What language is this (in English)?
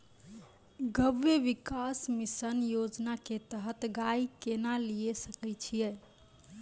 Maithili